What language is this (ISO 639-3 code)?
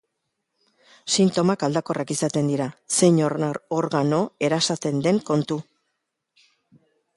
eus